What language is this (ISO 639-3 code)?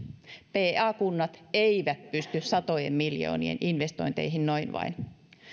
fin